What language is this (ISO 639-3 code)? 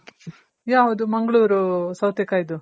kan